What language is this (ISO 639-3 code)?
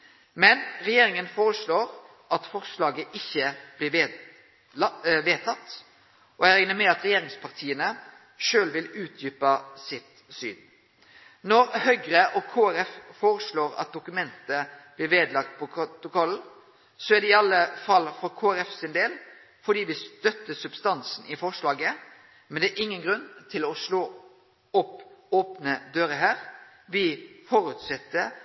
nno